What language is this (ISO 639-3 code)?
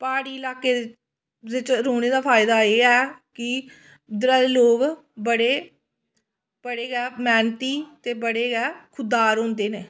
doi